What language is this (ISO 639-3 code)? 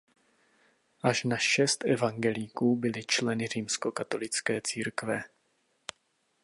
ces